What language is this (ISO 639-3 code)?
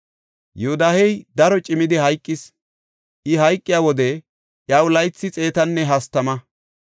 gof